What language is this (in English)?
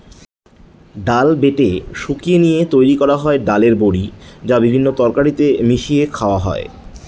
Bangla